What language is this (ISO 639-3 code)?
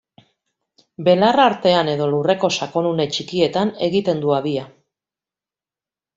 eus